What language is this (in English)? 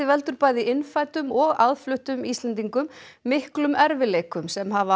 Icelandic